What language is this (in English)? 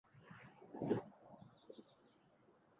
Uzbek